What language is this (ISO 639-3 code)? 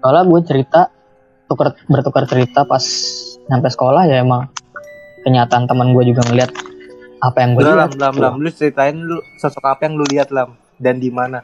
ind